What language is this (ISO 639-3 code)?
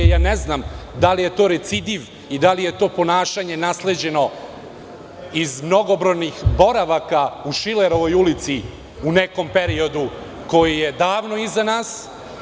srp